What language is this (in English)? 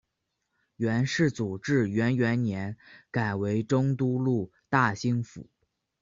Chinese